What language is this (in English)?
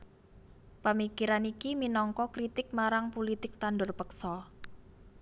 Javanese